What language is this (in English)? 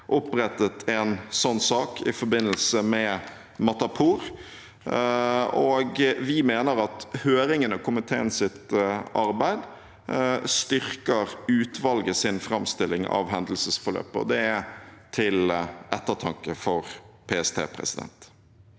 Norwegian